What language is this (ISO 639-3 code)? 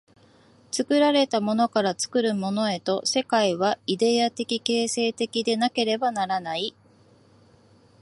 jpn